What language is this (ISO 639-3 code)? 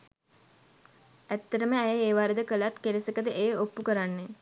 sin